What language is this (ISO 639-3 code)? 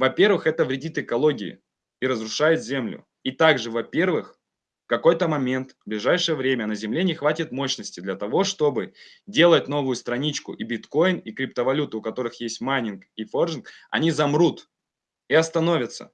rus